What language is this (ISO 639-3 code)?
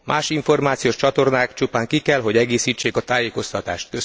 hun